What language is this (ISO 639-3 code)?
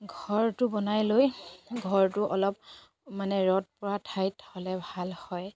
asm